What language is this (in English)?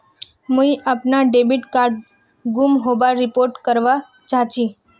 Magahi